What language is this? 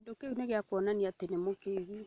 Kikuyu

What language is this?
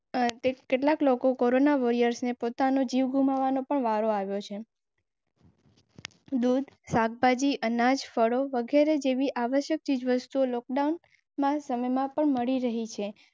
Gujarati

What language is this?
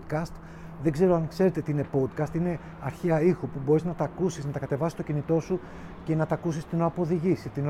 Greek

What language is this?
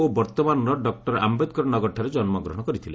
Odia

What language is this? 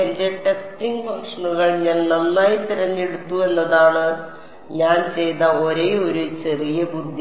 Malayalam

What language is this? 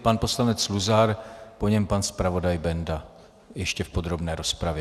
Czech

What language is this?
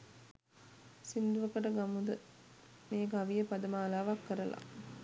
Sinhala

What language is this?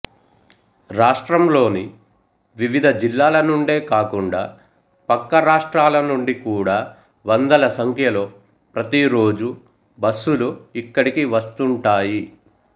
Telugu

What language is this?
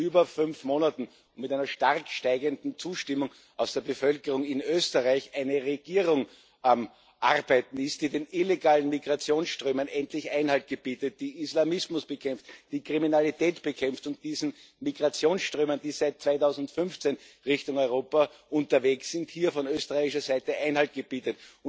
German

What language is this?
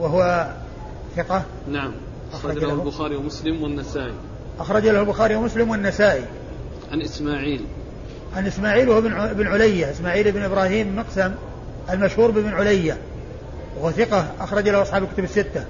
Arabic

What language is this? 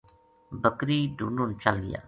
Gujari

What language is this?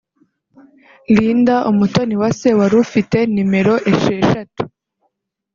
Kinyarwanda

